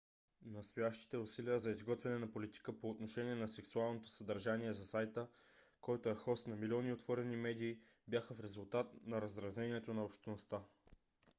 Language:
Bulgarian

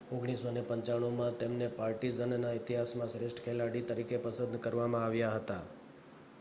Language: Gujarati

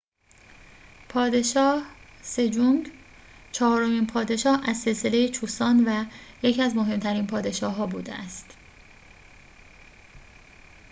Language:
Persian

